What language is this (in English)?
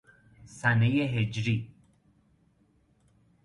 Persian